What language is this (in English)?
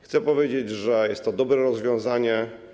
Polish